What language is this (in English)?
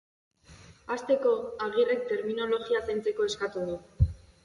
Basque